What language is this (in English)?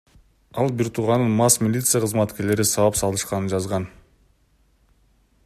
Kyrgyz